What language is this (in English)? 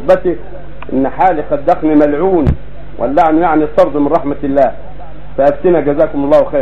Arabic